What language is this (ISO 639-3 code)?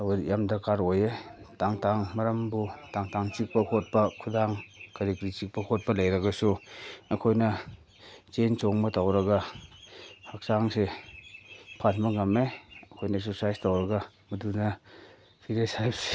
mni